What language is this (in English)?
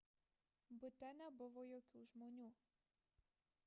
Lithuanian